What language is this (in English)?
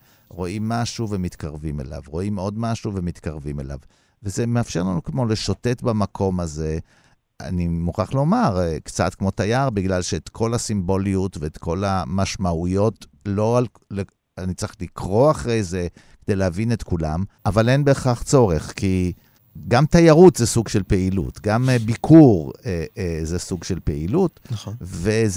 Hebrew